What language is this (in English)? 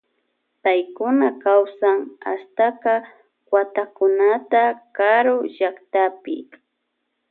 Loja Highland Quichua